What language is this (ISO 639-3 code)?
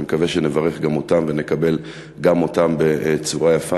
heb